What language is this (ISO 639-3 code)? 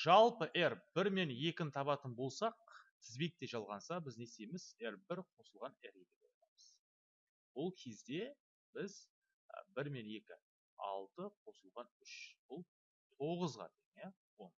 tur